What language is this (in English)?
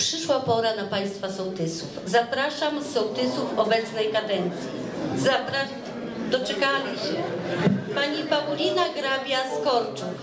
Polish